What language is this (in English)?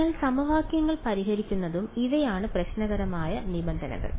Malayalam